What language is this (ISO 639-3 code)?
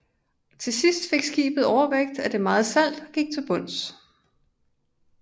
dan